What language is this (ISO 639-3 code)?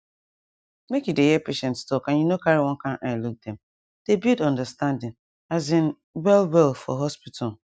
pcm